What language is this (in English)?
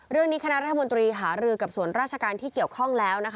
Thai